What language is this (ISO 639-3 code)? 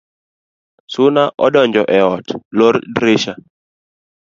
luo